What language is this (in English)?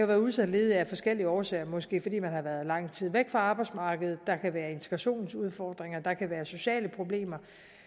Danish